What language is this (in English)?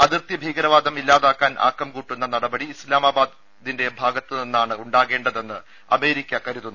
Malayalam